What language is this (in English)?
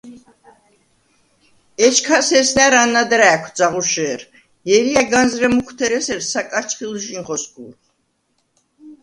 Svan